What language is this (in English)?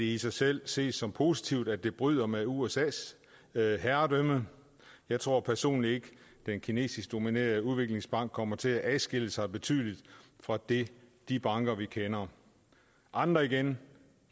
Danish